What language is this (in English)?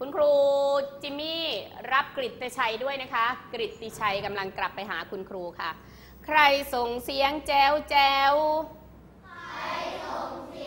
Thai